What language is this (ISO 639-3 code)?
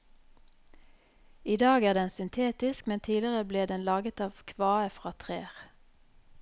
nor